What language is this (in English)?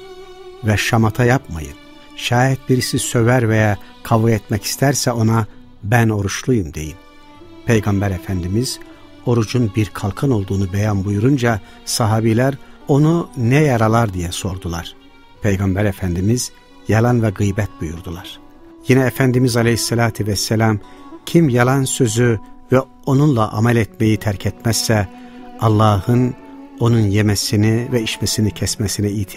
Turkish